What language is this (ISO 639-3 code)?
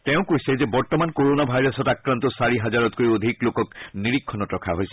asm